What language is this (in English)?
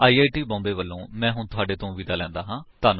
Punjabi